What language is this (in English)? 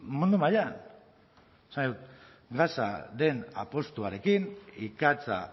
Basque